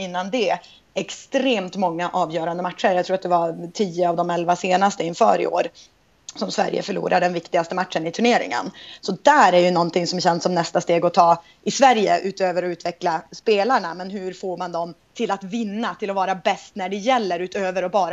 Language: Swedish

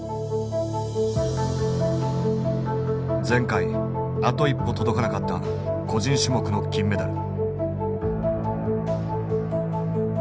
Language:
Japanese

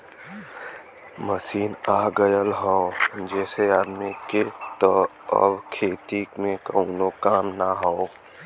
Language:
Bhojpuri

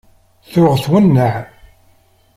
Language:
Kabyle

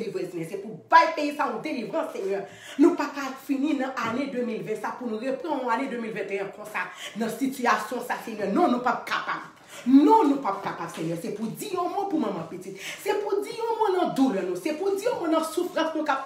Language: French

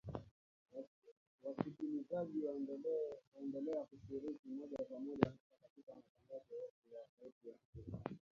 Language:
Swahili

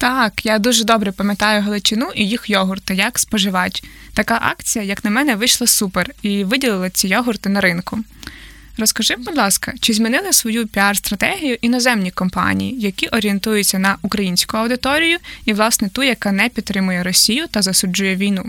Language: Ukrainian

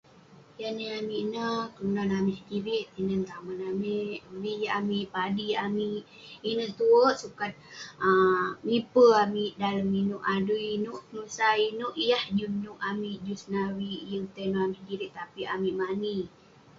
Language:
Western Penan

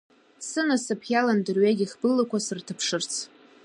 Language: Abkhazian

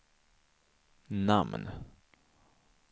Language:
Swedish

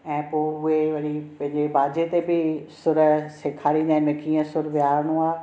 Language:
Sindhi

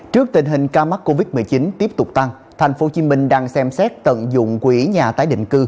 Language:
Vietnamese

